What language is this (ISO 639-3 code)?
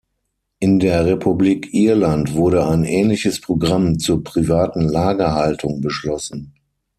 deu